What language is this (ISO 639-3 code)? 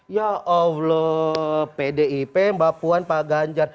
ind